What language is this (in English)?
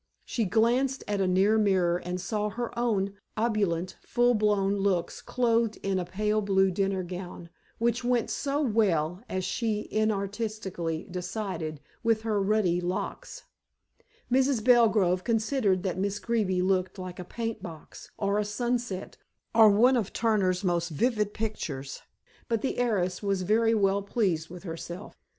English